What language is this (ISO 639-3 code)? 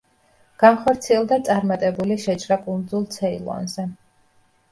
kat